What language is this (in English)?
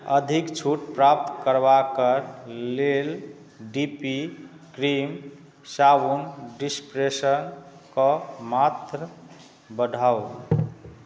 Maithili